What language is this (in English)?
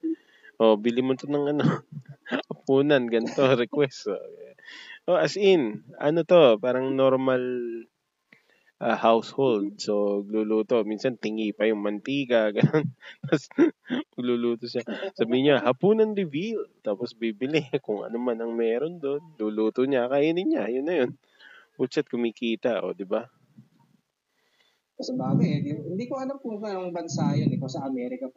Filipino